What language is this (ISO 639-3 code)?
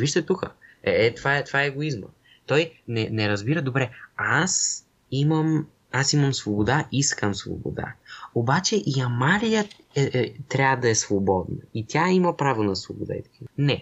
bul